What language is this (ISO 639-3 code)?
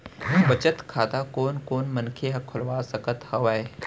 hne